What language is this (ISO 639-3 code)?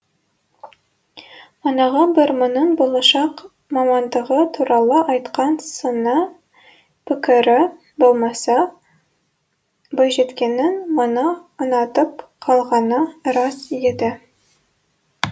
kaz